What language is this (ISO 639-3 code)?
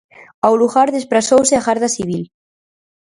glg